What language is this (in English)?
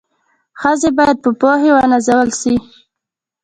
Pashto